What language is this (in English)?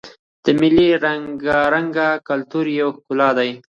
Pashto